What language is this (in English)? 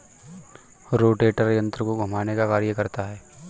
Hindi